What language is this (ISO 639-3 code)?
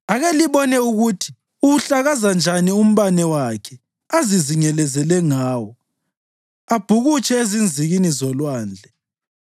nde